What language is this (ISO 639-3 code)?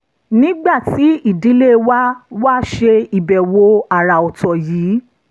yor